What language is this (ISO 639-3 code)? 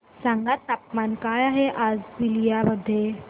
mar